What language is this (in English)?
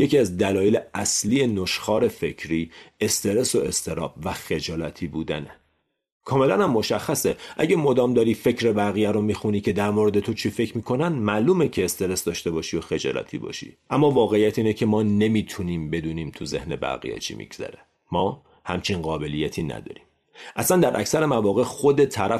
Persian